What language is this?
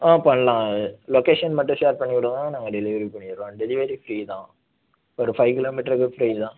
Tamil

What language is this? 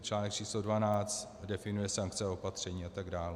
Czech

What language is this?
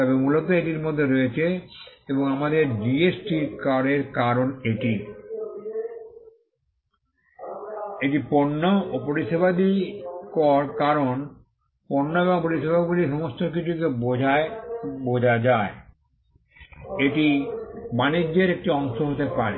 Bangla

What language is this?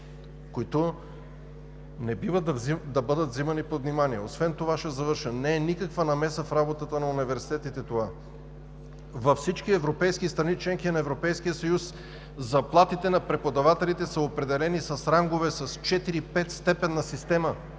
Bulgarian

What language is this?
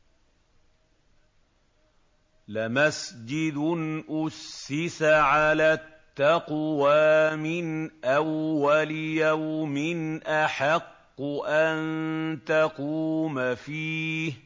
Arabic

